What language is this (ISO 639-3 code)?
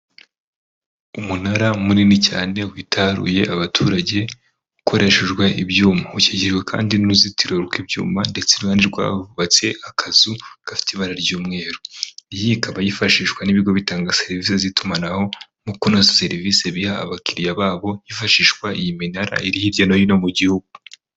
kin